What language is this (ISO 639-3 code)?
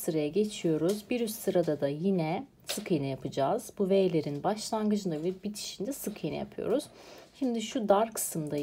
tur